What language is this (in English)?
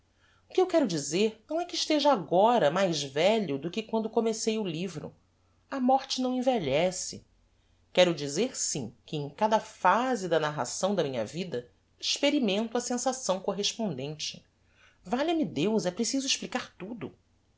Portuguese